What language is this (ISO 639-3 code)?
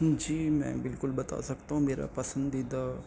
urd